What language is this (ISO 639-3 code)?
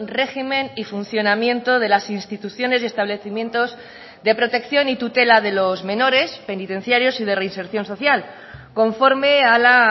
spa